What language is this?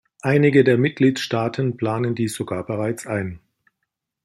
German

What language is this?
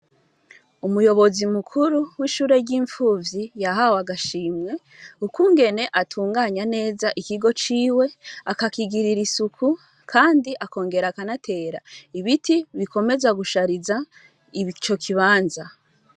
Rundi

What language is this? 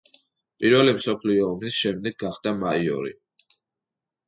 Georgian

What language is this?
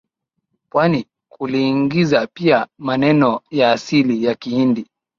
Swahili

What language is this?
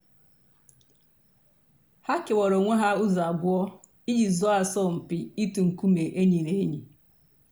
Igbo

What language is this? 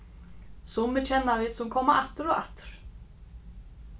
Faroese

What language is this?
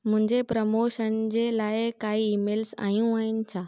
Sindhi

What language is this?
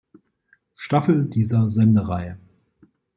German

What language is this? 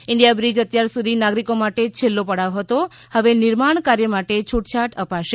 Gujarati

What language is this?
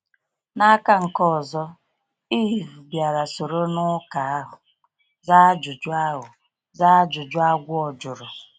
Igbo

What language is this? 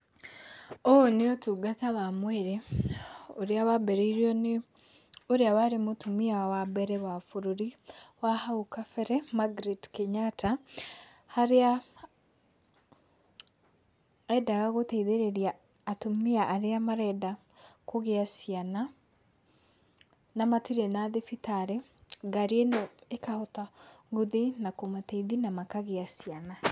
Kikuyu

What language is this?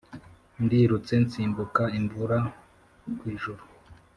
Kinyarwanda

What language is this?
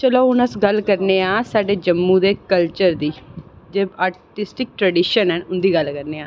Dogri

